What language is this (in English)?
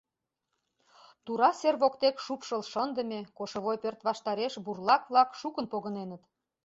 Mari